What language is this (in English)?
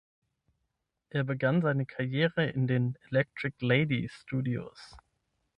German